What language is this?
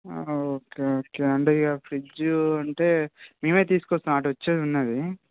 Telugu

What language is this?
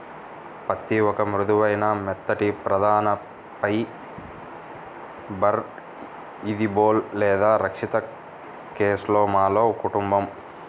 Telugu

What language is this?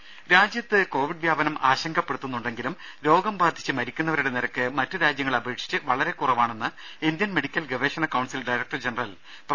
Malayalam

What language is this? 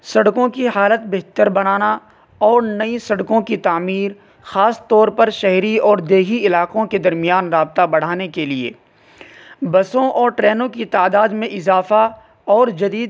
Urdu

